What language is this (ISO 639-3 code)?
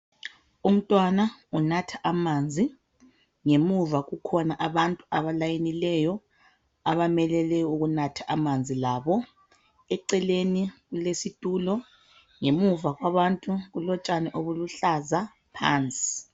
nde